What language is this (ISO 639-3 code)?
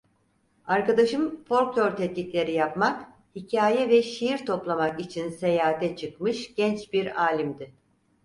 tur